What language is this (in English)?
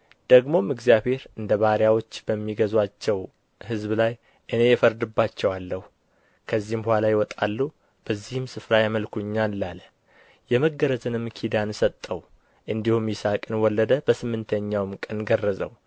Amharic